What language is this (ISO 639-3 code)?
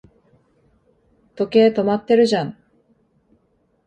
jpn